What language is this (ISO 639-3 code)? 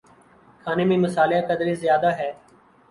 urd